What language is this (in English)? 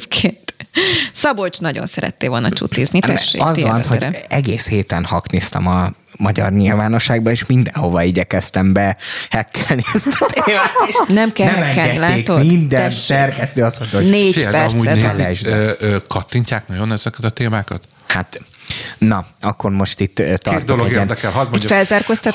Hungarian